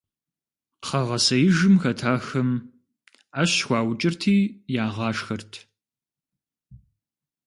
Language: Kabardian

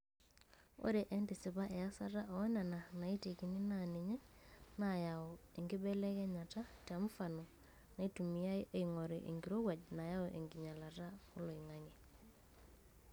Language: Masai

